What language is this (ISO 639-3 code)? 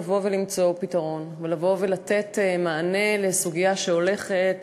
heb